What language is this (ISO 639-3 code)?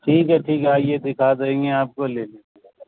urd